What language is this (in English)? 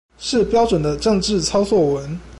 Chinese